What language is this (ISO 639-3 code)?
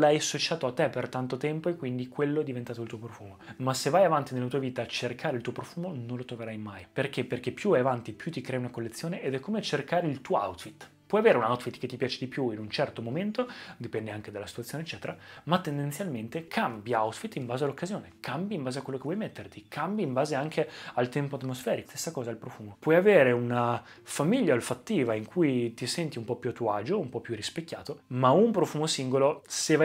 ita